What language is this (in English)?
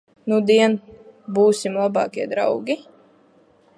Latvian